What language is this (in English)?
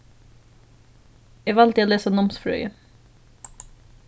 Faroese